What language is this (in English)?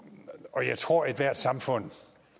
Danish